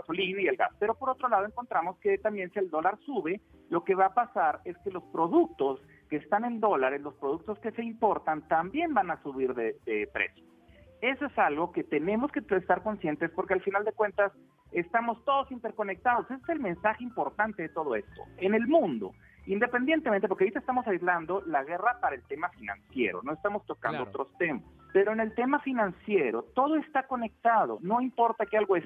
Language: Spanish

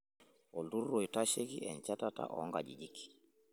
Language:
Masai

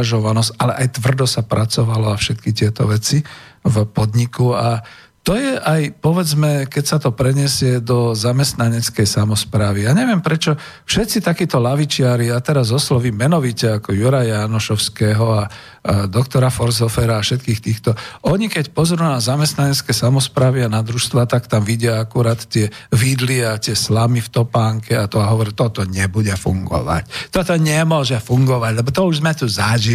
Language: Slovak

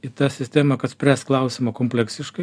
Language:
Lithuanian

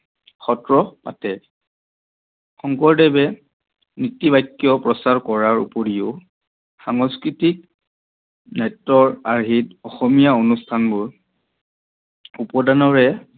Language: Assamese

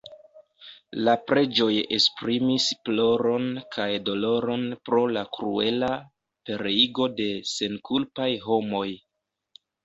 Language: Esperanto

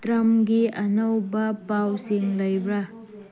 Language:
Manipuri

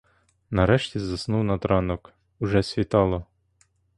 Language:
Ukrainian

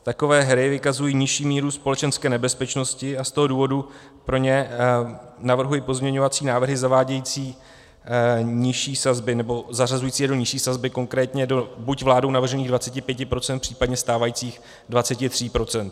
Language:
Czech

